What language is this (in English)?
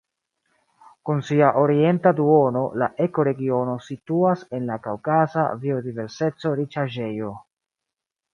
Esperanto